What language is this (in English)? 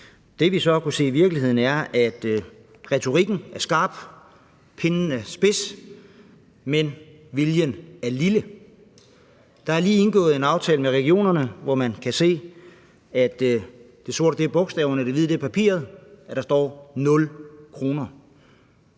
Danish